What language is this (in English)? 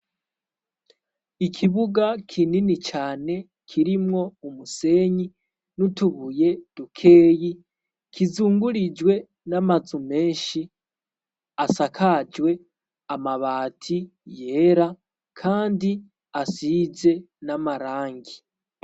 Rundi